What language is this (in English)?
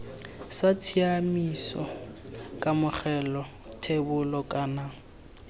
Tswana